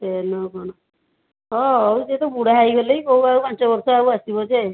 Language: Odia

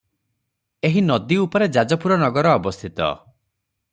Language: Odia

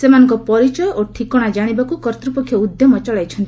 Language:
Odia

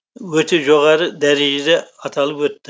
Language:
Kazakh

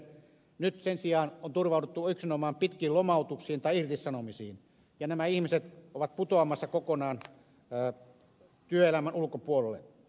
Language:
Finnish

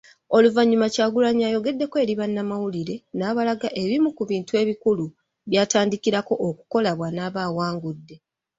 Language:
Ganda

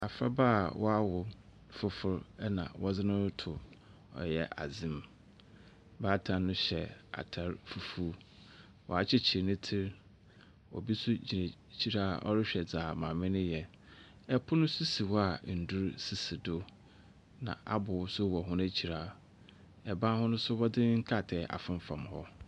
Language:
Akan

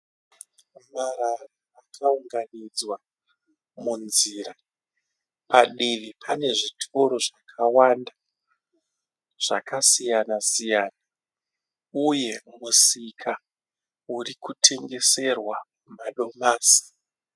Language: Shona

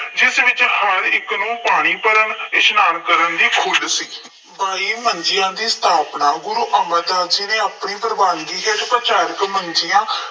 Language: Punjabi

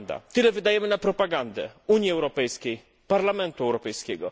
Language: Polish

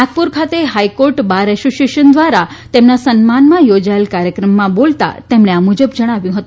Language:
Gujarati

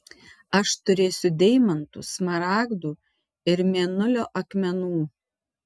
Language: Lithuanian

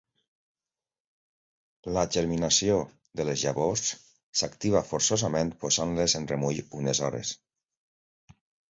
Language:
Catalan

